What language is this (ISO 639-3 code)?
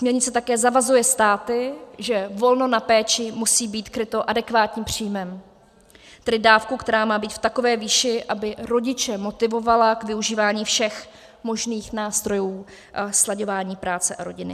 ces